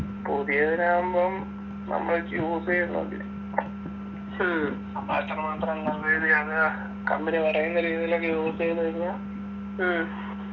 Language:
Malayalam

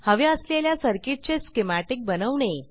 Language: Marathi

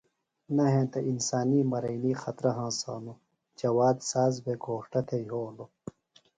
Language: Phalura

